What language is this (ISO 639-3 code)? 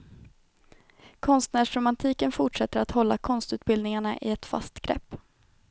swe